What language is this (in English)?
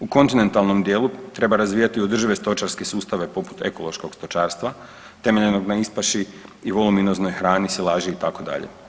Croatian